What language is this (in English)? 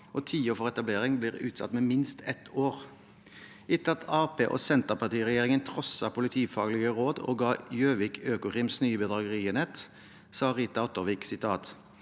Norwegian